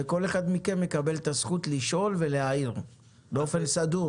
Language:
Hebrew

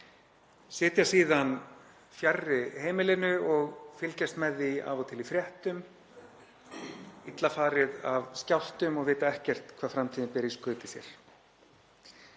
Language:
Icelandic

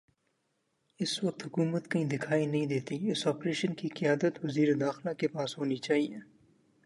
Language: Urdu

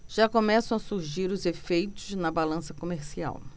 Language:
Portuguese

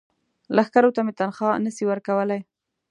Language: Pashto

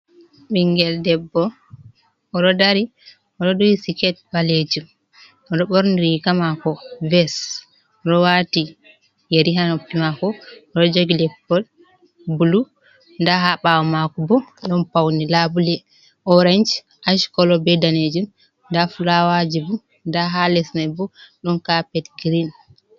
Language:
Fula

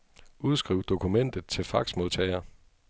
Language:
Danish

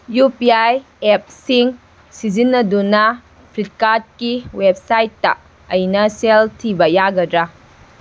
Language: Manipuri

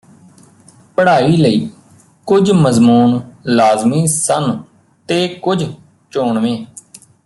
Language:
Punjabi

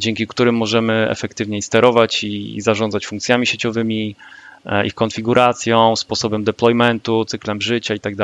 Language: Polish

